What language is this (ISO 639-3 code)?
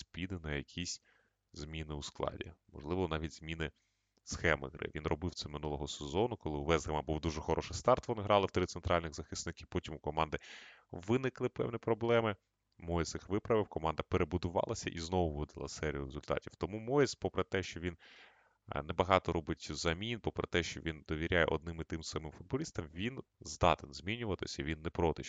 ukr